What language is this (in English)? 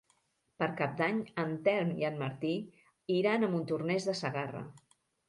Catalan